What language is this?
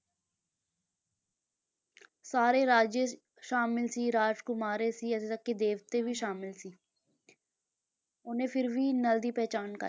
Punjabi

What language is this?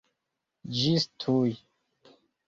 Esperanto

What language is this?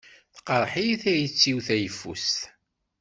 Kabyle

